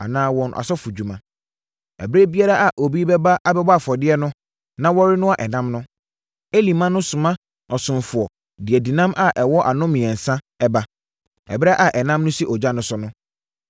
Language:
Akan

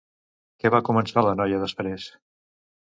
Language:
Catalan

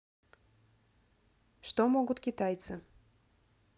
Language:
Russian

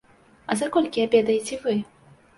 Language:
Belarusian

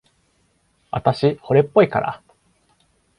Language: Japanese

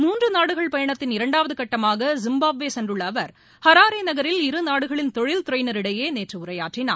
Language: Tamil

